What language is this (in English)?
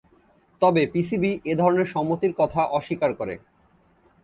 Bangla